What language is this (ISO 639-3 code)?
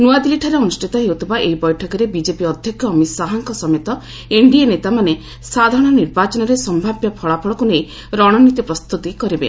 ori